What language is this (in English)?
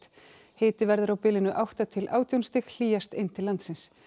Icelandic